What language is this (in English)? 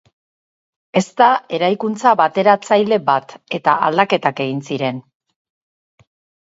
Basque